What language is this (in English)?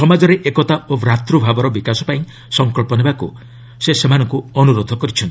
Odia